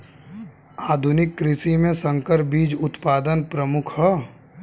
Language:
Bhojpuri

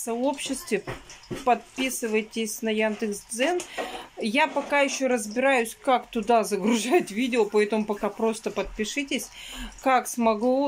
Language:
Russian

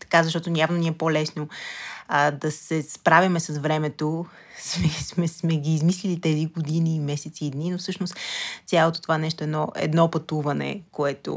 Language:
Bulgarian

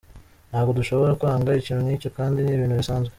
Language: Kinyarwanda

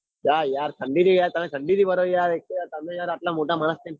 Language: Gujarati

